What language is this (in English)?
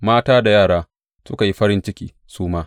Hausa